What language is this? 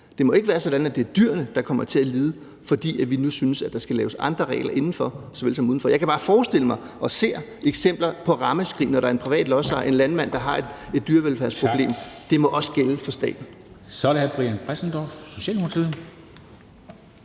Danish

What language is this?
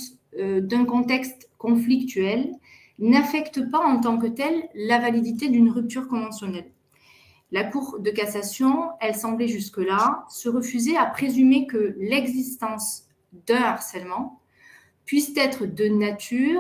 French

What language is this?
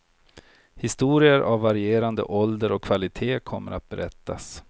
Swedish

